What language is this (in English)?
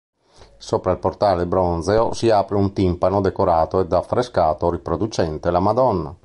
Italian